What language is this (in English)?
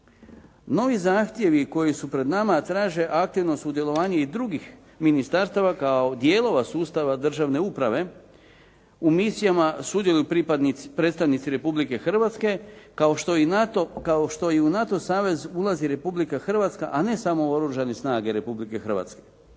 Croatian